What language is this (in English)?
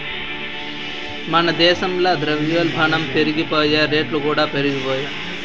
Telugu